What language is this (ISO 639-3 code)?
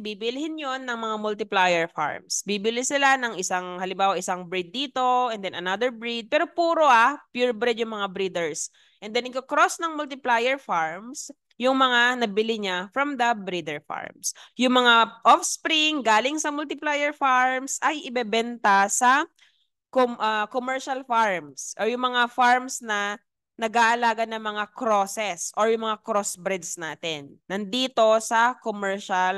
fil